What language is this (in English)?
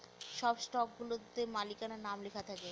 Bangla